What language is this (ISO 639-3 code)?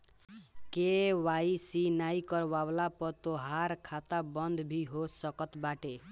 bho